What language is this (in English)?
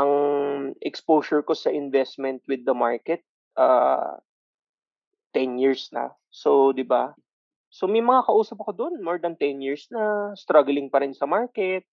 Filipino